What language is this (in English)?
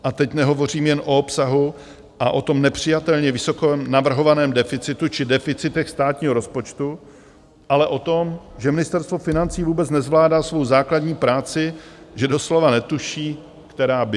Czech